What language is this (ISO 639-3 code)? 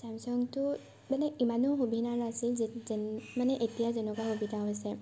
asm